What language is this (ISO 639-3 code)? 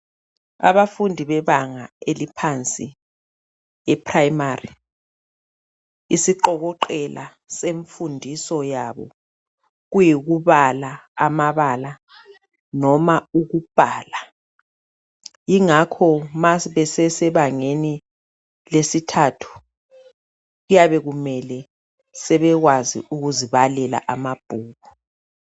nde